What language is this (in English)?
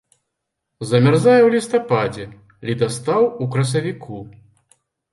Belarusian